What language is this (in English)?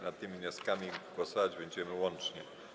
Polish